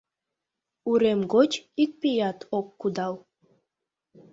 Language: Mari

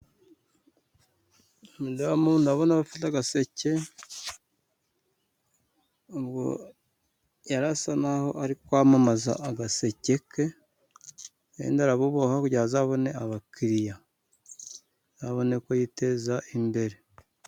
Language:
Kinyarwanda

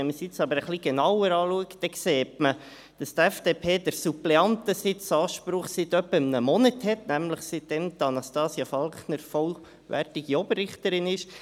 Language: Swiss German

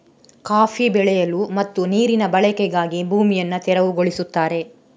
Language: Kannada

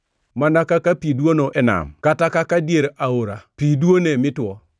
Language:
Luo (Kenya and Tanzania)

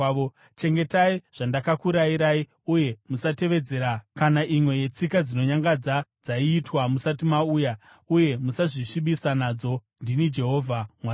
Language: Shona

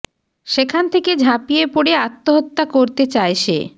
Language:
Bangla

